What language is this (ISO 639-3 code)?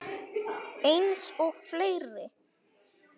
isl